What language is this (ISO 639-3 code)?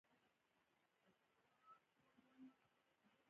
pus